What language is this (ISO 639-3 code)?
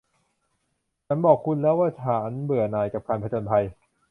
tha